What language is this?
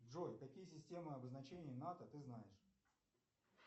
Russian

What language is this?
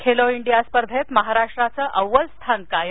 Marathi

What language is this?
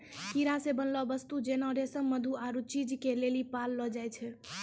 Maithili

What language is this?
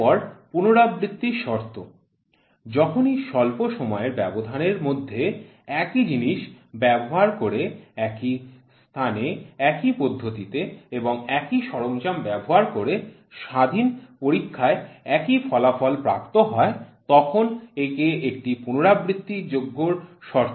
Bangla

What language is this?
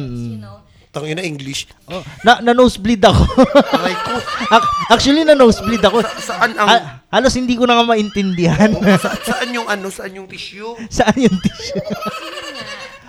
Filipino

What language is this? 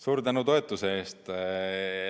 Estonian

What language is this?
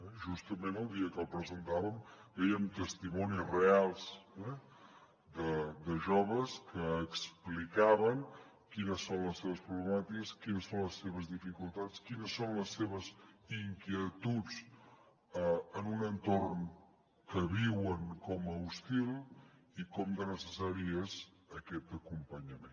Catalan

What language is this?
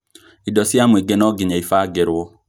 Kikuyu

